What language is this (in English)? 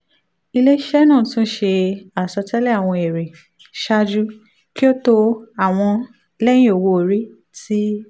Yoruba